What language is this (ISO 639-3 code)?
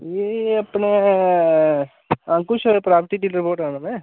doi